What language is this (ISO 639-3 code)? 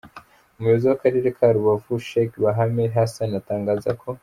kin